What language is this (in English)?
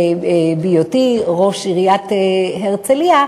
Hebrew